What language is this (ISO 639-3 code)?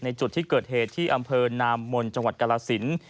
tha